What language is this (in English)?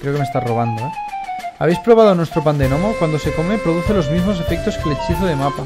Spanish